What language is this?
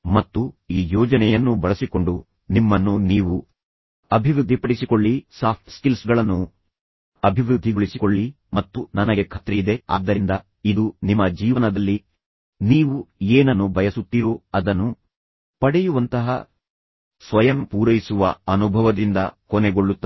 Kannada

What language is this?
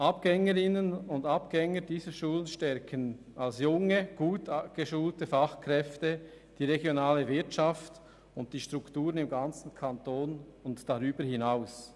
Swiss German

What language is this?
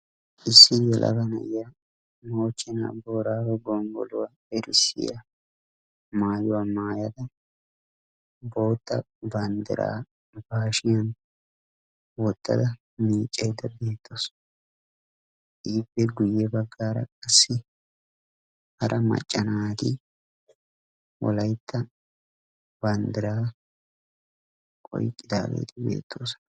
Wolaytta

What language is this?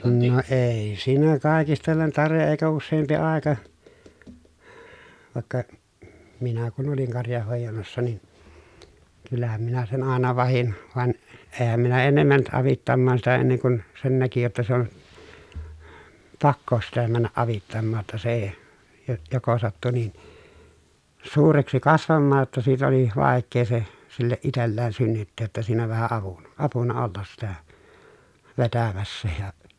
Finnish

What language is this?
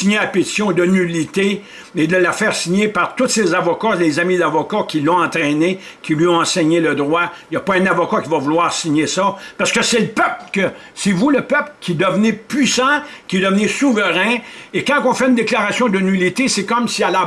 French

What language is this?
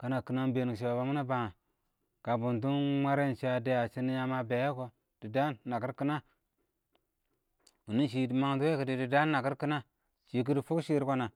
Awak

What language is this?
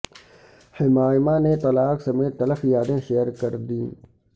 Urdu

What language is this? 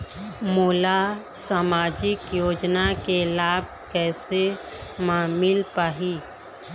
Chhattisgarhi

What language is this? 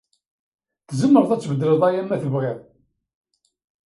Kabyle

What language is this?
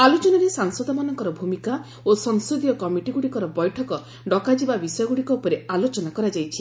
Odia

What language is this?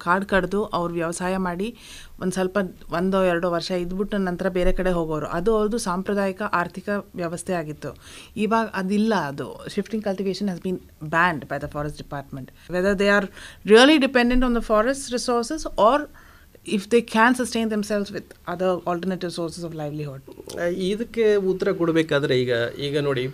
Hindi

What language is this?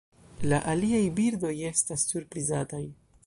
Esperanto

